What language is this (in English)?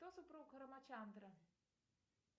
Russian